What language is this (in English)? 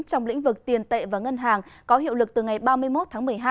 Vietnamese